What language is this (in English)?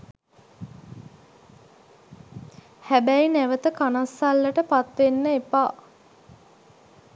Sinhala